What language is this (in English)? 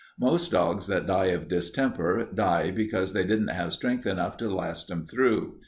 English